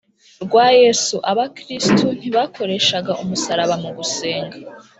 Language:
Kinyarwanda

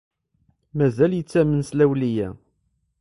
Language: Kabyle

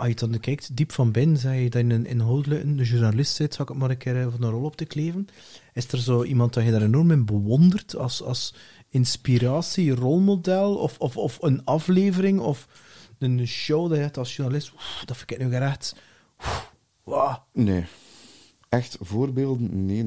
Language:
Dutch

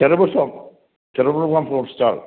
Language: Malayalam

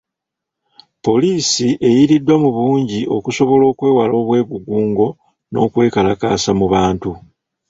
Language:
Ganda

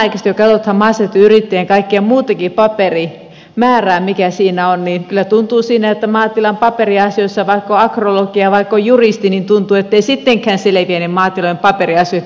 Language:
Finnish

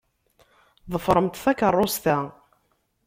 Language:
Kabyle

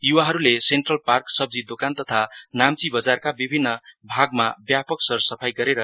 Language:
Nepali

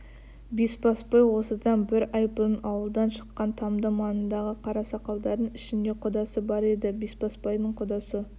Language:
Kazakh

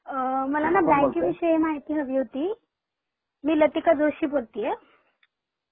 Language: Marathi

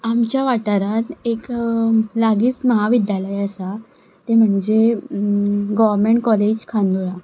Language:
Konkani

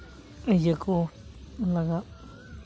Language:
Santali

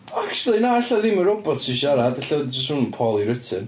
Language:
Welsh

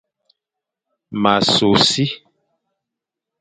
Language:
Fang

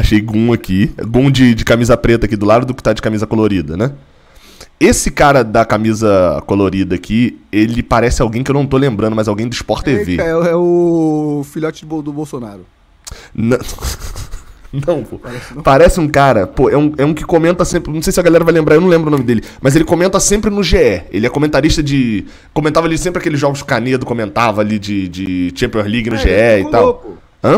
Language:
Portuguese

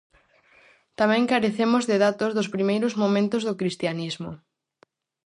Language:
Galician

